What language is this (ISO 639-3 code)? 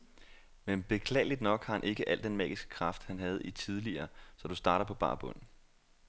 dan